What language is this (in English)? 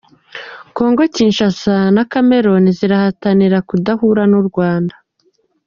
Kinyarwanda